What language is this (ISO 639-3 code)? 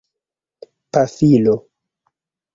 epo